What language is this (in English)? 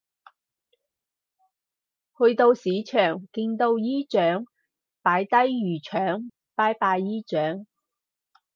Cantonese